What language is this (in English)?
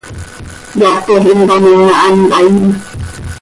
Seri